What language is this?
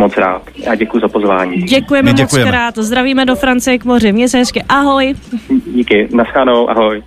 Czech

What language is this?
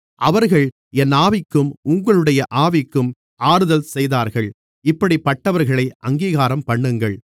Tamil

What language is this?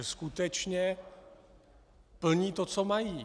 Czech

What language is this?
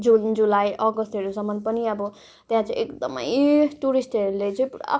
Nepali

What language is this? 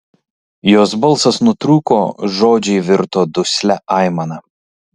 Lithuanian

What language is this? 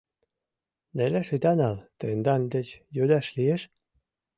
Mari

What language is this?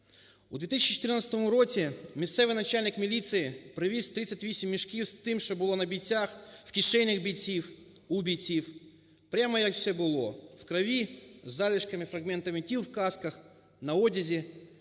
Ukrainian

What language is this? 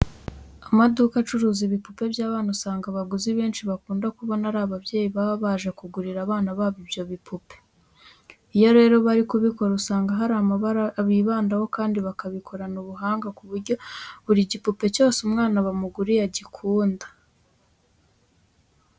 Kinyarwanda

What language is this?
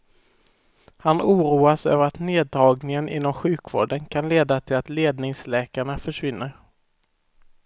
Swedish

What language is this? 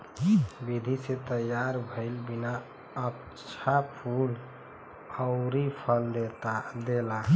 Bhojpuri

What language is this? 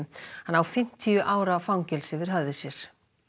Icelandic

